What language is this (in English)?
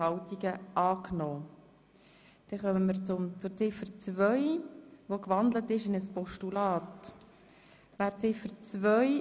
Swiss German